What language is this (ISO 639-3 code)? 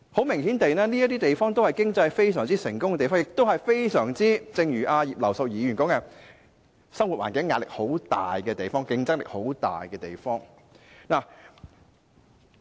yue